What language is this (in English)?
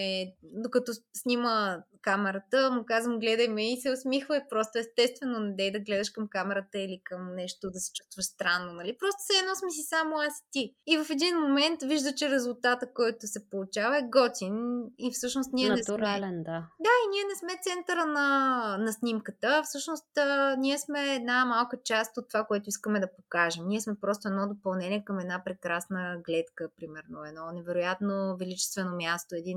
Bulgarian